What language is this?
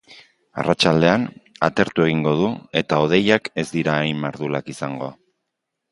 Basque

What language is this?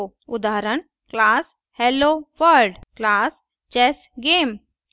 Hindi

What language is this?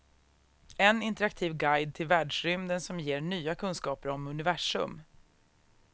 Swedish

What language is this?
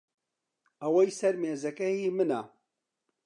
Central Kurdish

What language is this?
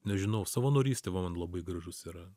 Lithuanian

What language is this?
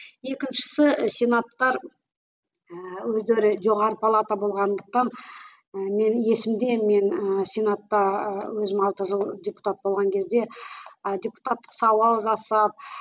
Kazakh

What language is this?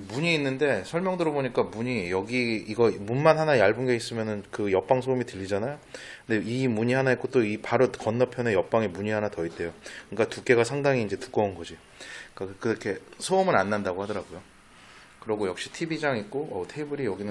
Korean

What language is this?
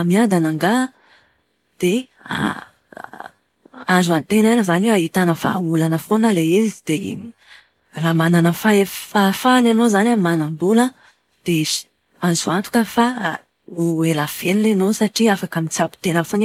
Malagasy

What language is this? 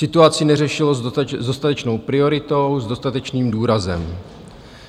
Czech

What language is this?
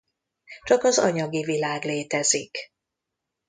Hungarian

